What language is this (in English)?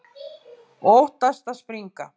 Icelandic